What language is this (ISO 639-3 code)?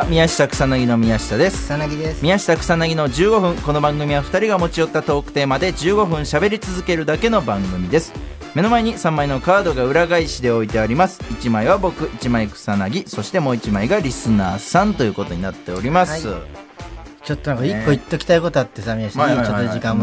jpn